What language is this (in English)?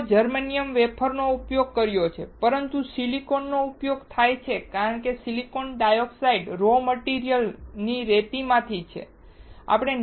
Gujarati